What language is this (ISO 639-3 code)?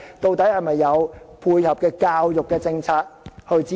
yue